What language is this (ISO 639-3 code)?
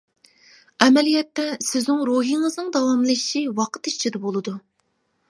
uig